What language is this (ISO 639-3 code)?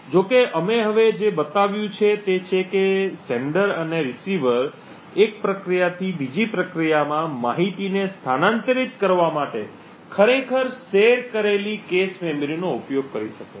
guj